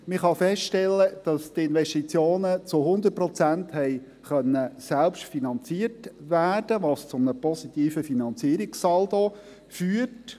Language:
Swiss German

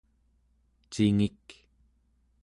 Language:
Central Yupik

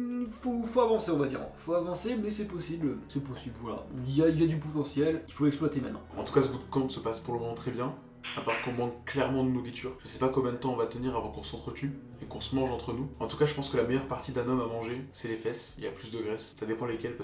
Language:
French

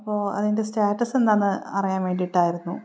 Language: Malayalam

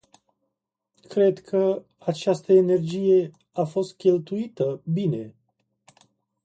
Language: Romanian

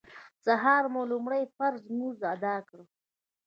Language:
Pashto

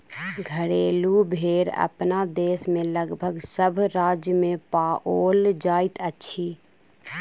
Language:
Maithili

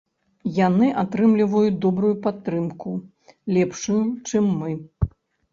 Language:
Belarusian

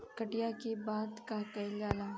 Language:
Bhojpuri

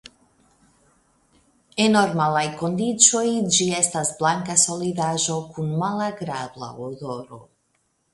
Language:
Esperanto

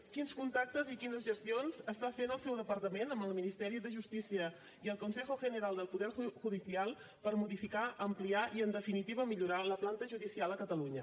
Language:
Catalan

